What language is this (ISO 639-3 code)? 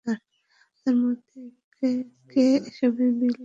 ben